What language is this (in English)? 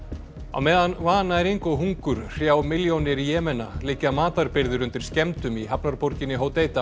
Icelandic